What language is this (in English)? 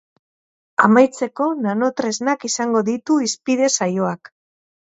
Basque